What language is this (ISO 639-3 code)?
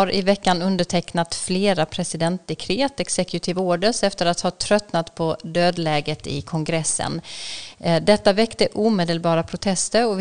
swe